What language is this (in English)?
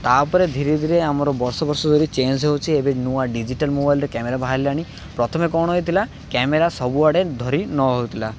Odia